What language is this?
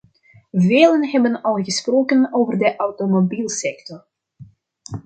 Dutch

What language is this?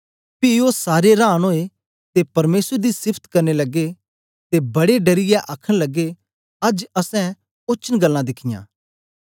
Dogri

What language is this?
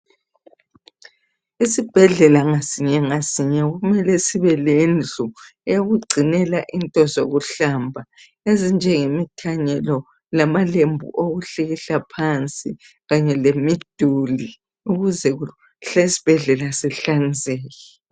North Ndebele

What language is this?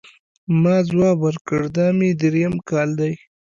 Pashto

